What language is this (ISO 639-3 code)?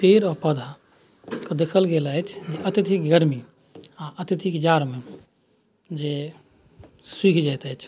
mai